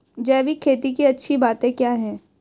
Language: Hindi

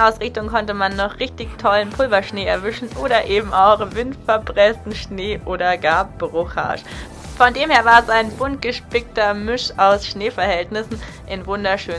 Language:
German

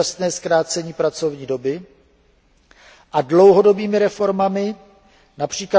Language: Czech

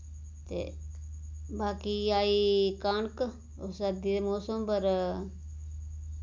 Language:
Dogri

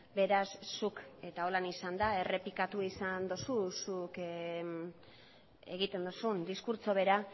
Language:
Basque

